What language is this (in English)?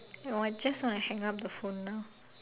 English